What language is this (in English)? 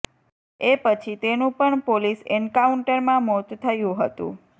Gujarati